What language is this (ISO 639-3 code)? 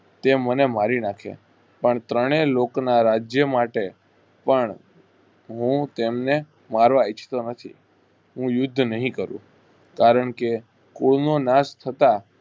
guj